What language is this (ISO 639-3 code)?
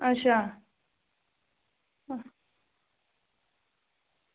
doi